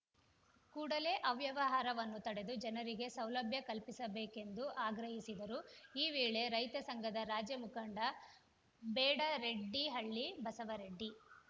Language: Kannada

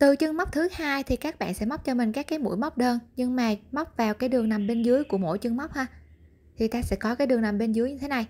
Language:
Vietnamese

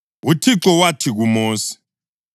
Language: North Ndebele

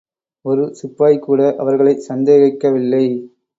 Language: Tamil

